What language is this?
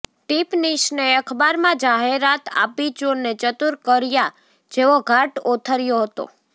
Gujarati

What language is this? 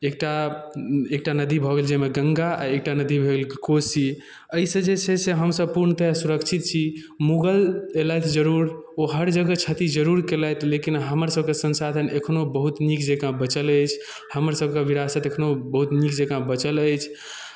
Maithili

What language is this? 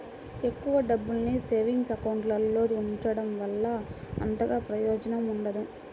Telugu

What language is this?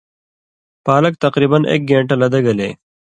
Indus Kohistani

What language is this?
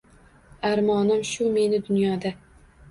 Uzbek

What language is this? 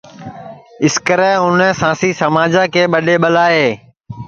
Sansi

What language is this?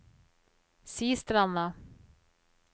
Norwegian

